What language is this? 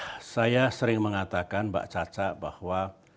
Indonesian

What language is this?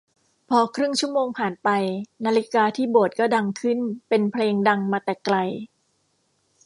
Thai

